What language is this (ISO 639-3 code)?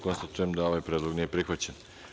srp